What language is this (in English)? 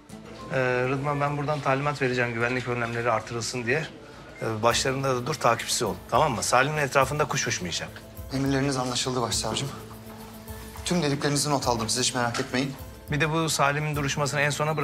Turkish